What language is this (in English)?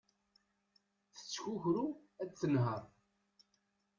Kabyle